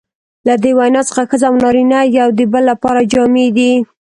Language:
Pashto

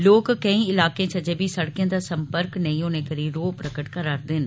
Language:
Dogri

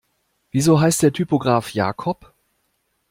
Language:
German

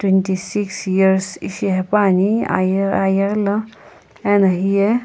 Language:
Sumi Naga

